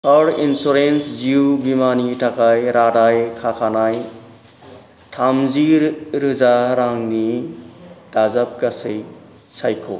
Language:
Bodo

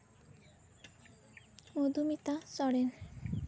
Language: Santali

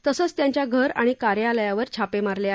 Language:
Marathi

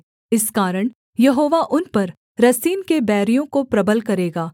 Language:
Hindi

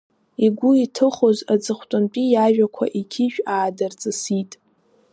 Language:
Abkhazian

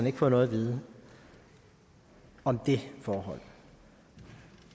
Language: Danish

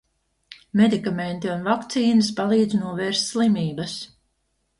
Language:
Latvian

